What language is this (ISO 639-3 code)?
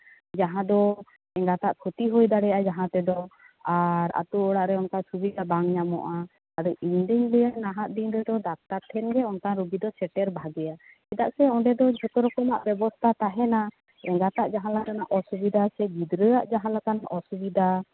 sat